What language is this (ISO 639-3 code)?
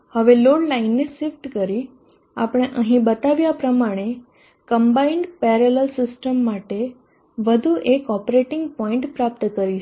guj